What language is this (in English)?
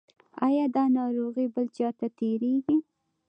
Pashto